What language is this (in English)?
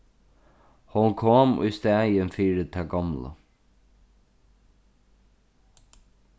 Faroese